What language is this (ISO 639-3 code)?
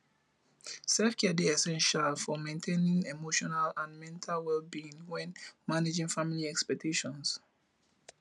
pcm